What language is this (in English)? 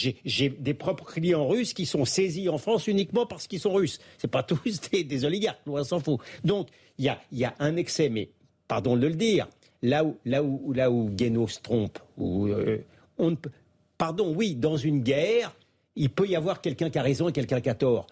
French